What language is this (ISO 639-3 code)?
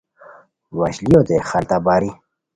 khw